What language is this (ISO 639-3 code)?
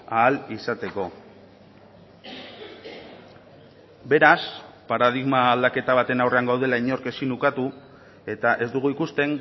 eus